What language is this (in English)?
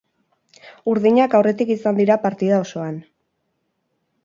Basque